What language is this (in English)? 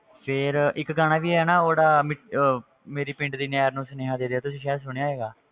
Punjabi